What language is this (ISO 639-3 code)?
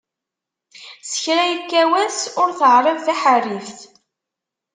kab